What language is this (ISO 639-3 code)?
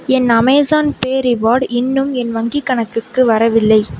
tam